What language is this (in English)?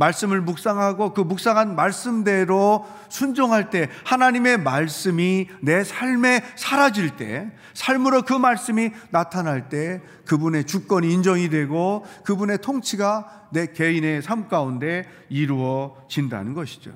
Korean